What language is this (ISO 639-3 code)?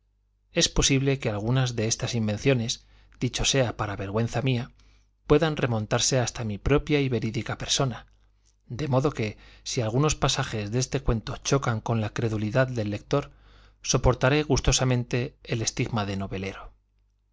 spa